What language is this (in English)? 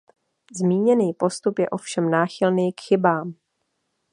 Czech